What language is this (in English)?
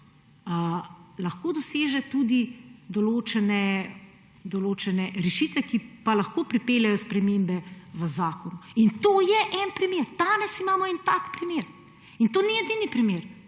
Slovenian